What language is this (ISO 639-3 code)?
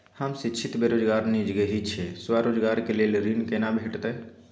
mai